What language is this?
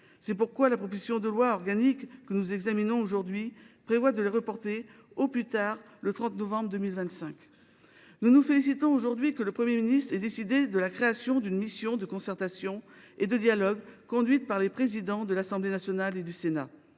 French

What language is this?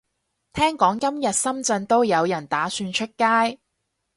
Cantonese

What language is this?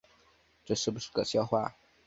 Chinese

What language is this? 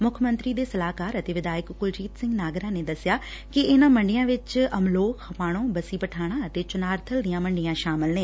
Punjabi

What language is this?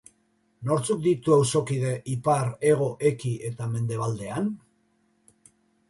Basque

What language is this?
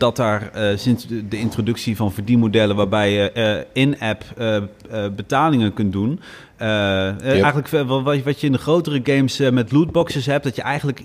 Dutch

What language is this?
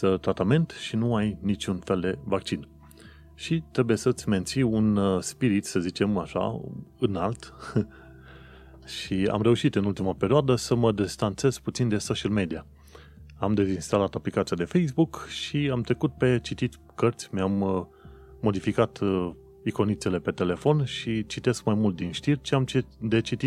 Romanian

